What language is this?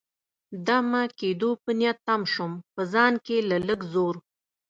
Pashto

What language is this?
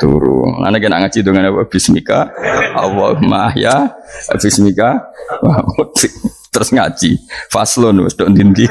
Indonesian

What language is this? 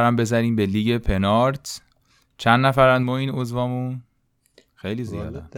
Persian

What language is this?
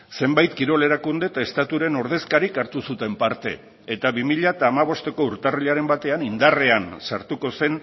Basque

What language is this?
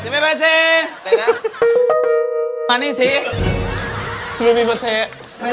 Thai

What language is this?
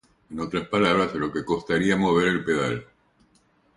Spanish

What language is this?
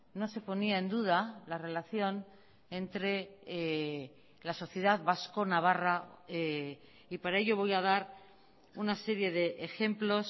Spanish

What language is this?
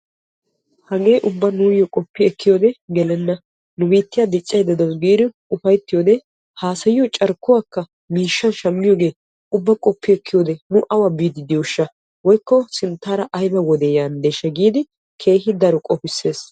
Wolaytta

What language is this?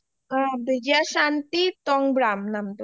Assamese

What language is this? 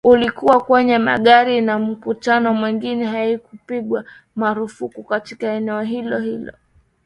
Swahili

